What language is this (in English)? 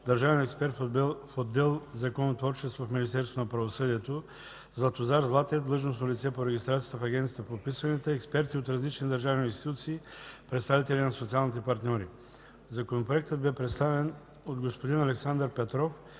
Bulgarian